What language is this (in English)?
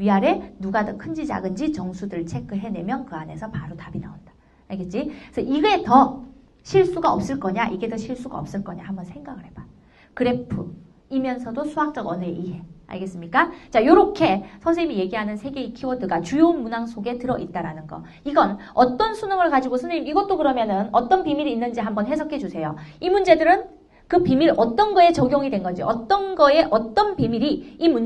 Korean